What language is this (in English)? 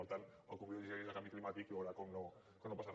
Catalan